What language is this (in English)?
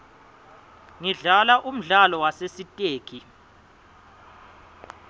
Swati